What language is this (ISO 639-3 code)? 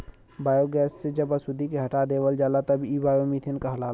bho